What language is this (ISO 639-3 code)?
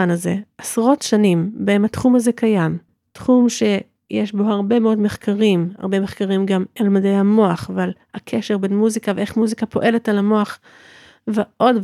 heb